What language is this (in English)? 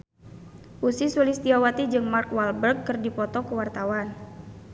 Sundanese